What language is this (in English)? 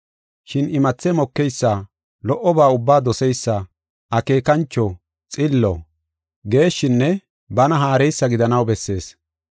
Gofa